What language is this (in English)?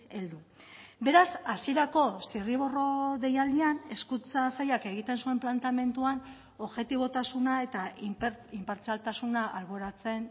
Basque